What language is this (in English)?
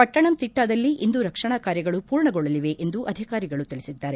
Kannada